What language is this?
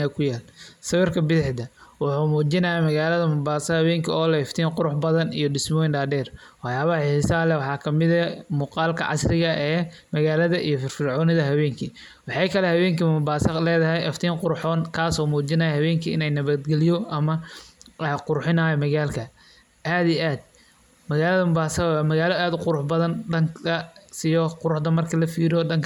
Somali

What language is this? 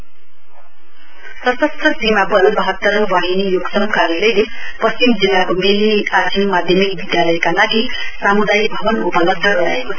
Nepali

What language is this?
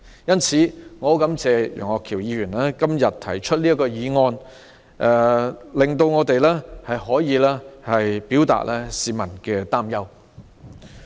Cantonese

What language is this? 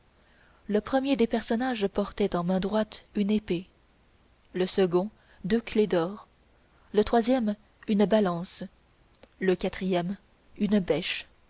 French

